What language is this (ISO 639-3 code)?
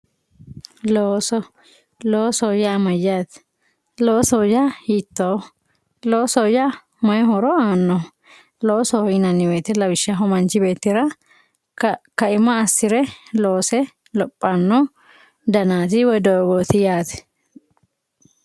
sid